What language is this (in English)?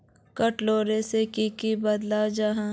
Magahi